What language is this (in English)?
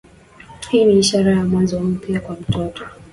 Swahili